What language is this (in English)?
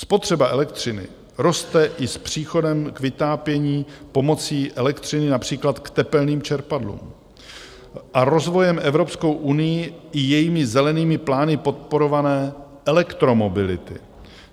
Czech